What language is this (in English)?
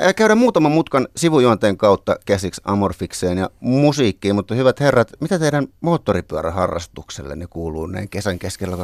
Finnish